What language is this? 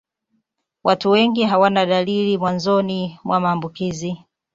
Swahili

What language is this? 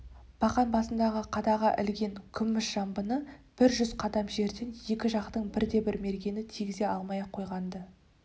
Kazakh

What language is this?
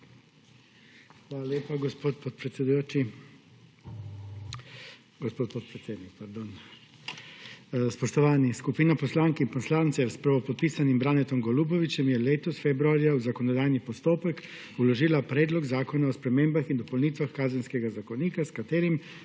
Slovenian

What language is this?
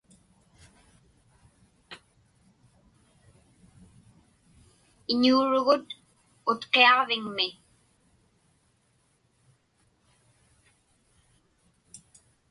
Inupiaq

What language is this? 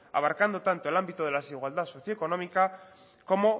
Spanish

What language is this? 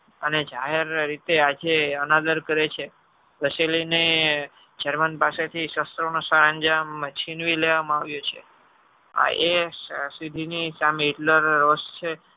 Gujarati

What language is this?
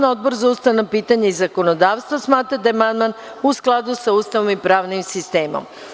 Serbian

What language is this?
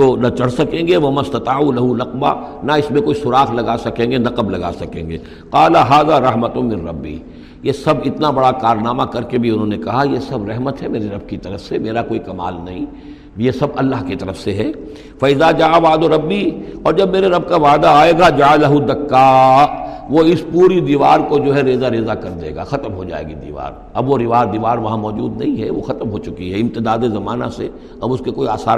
Urdu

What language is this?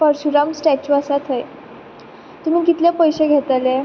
Konkani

